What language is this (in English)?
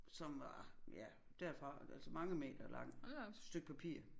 Danish